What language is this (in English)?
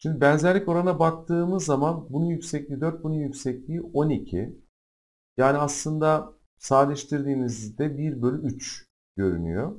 Turkish